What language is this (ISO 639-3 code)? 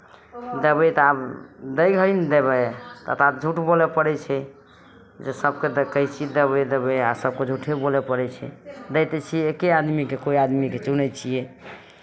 mai